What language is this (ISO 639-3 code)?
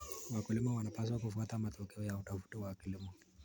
kln